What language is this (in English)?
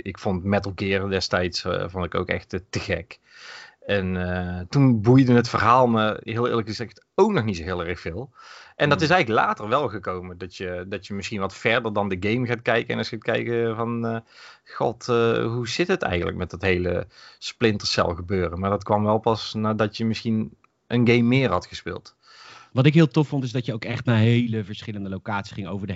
Dutch